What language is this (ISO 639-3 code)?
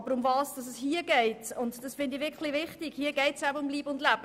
gsw